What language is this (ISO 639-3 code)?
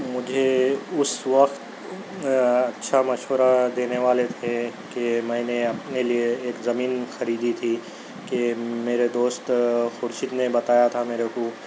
urd